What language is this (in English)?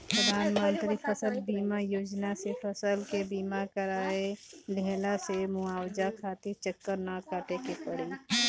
Bhojpuri